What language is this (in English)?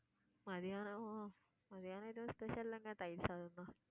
Tamil